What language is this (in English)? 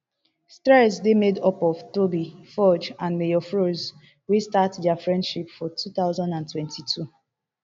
Nigerian Pidgin